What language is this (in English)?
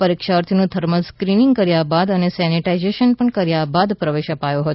Gujarati